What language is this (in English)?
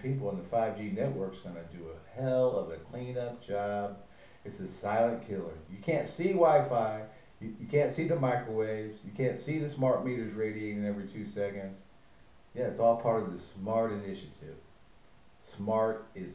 English